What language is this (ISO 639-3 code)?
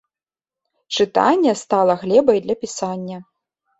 bel